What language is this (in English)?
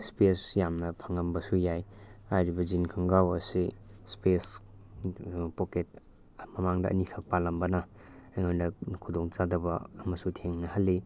Manipuri